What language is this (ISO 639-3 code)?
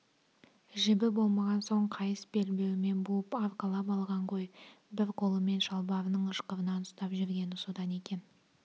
kaz